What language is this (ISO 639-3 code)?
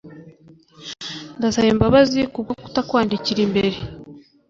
kin